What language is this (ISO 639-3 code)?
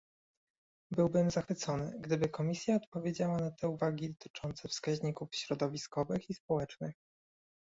pol